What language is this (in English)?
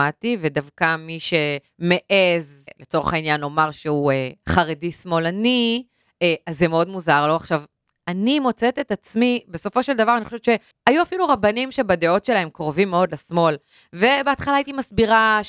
Hebrew